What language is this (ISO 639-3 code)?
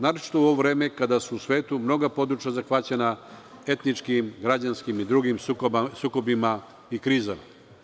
srp